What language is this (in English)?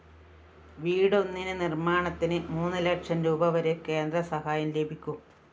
Malayalam